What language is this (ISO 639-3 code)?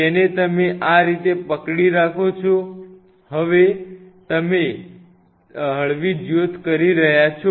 guj